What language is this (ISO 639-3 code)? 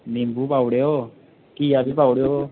doi